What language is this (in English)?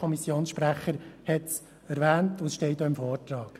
Swiss German